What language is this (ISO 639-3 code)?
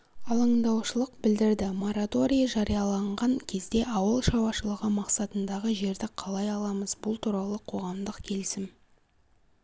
kaz